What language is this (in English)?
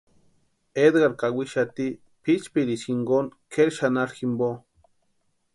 Western Highland Purepecha